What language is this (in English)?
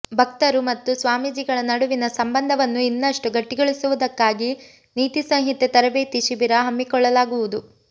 Kannada